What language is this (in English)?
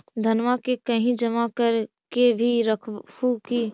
Magahi